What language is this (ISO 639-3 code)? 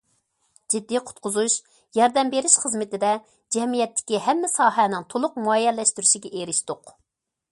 uig